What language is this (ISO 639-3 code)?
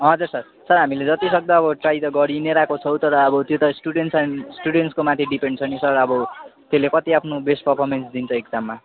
nep